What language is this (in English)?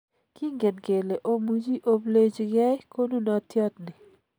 Kalenjin